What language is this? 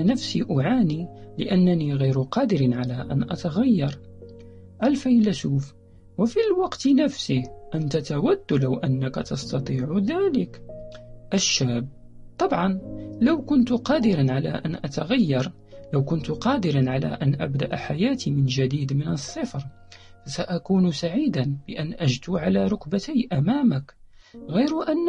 Arabic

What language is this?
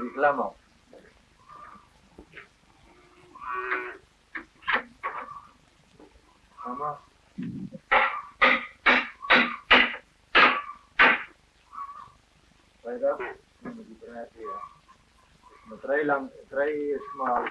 German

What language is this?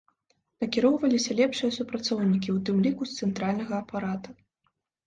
Belarusian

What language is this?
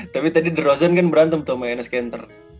Indonesian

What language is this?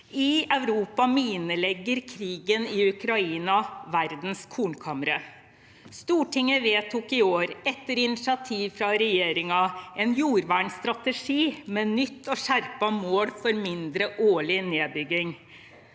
Norwegian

